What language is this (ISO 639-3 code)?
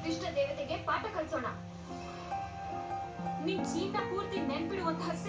kan